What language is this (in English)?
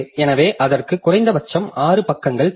Tamil